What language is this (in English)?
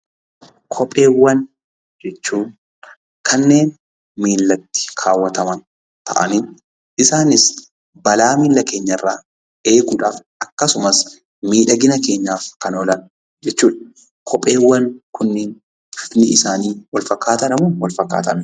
Oromo